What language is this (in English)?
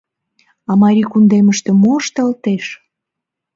Mari